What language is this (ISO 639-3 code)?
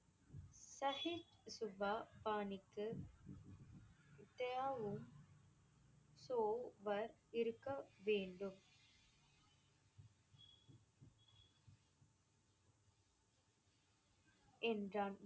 tam